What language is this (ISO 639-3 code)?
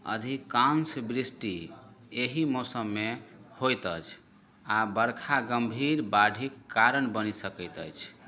mai